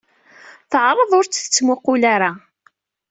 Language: Kabyle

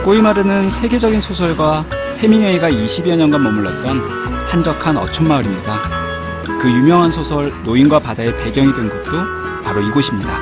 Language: Korean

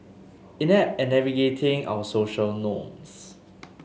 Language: English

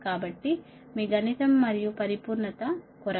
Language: Telugu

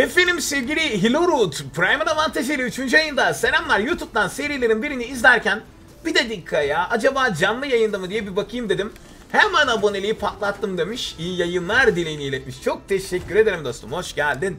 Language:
Turkish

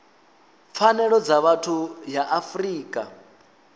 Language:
Venda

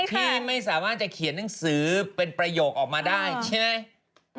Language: Thai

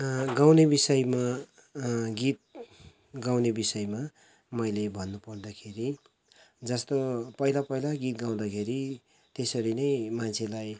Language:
Nepali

